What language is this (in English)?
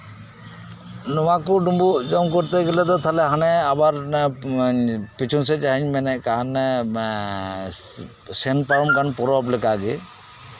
Santali